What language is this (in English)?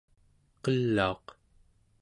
Central Yupik